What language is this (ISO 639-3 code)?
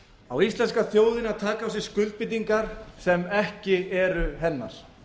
isl